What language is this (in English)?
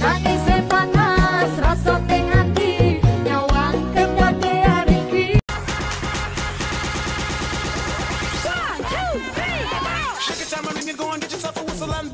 Polish